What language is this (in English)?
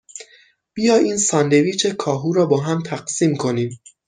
Persian